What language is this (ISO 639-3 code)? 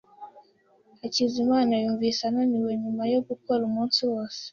kin